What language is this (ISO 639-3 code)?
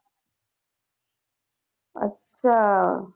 pan